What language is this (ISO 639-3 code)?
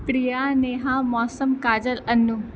mai